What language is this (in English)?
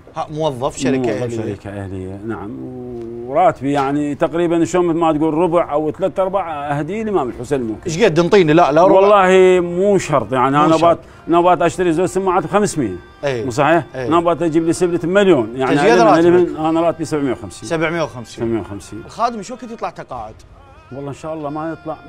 Arabic